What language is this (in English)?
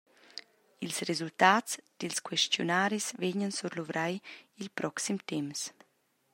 Romansh